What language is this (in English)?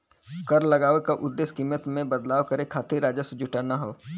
Bhojpuri